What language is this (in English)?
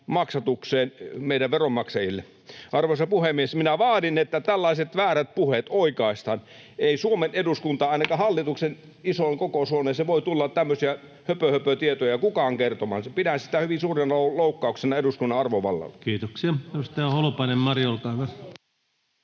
Finnish